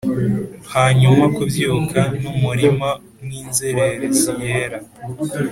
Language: Kinyarwanda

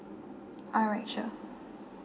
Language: English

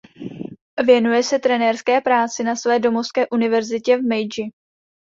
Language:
Czech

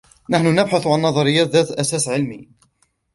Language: Arabic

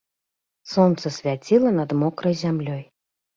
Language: Belarusian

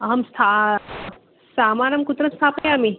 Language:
Sanskrit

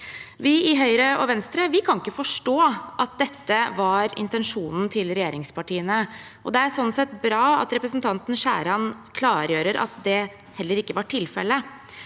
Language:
Norwegian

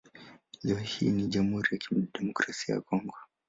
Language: Swahili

